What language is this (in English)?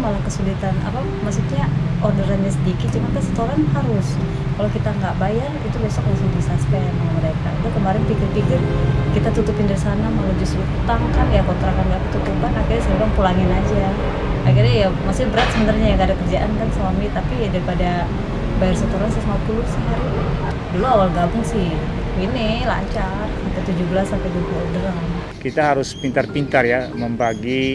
Indonesian